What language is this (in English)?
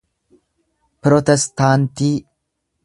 Oromo